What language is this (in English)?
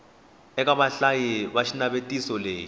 Tsonga